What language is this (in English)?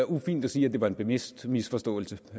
Danish